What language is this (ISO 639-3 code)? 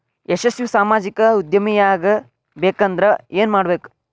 kan